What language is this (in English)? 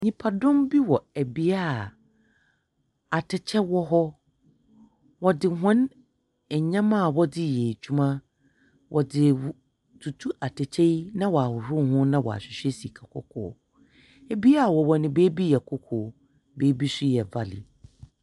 Akan